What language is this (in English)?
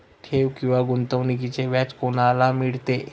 Marathi